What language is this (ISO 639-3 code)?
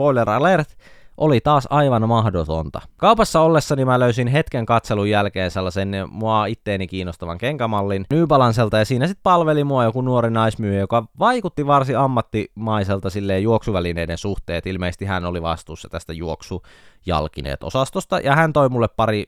fin